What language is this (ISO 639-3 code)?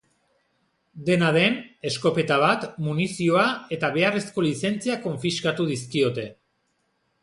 eus